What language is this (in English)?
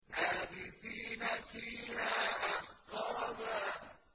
Arabic